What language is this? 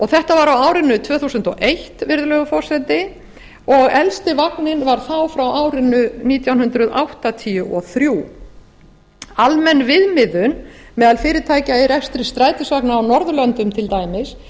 Icelandic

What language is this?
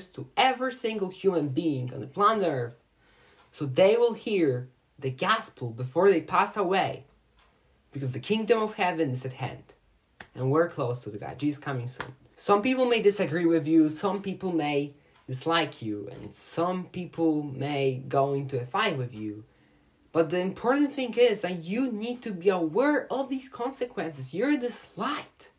English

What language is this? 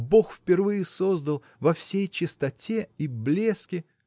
Russian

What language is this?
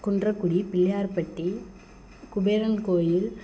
Tamil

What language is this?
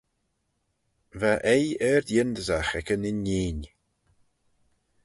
Manx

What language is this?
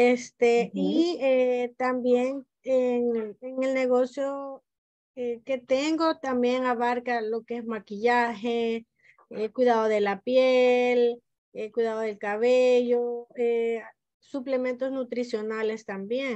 Spanish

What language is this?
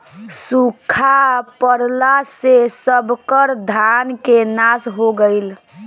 Bhojpuri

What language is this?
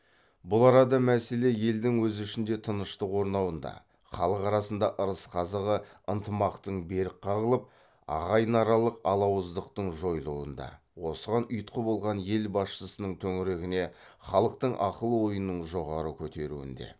Kazakh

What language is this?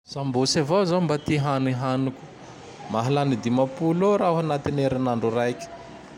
Tandroy-Mahafaly Malagasy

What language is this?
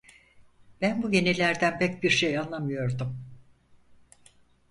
Turkish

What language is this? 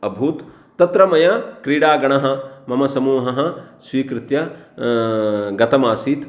Sanskrit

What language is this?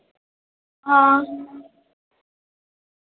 Dogri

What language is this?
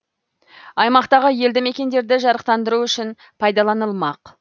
Kazakh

